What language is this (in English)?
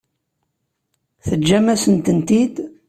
Kabyle